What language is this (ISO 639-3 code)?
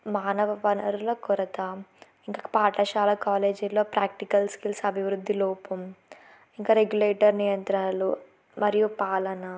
tel